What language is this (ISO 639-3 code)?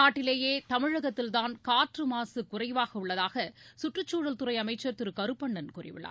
tam